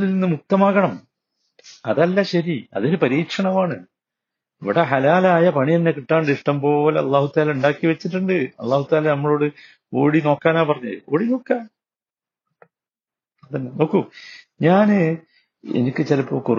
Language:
Malayalam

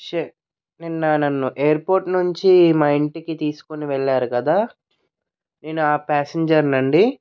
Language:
Telugu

